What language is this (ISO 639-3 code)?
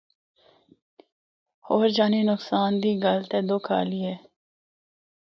hno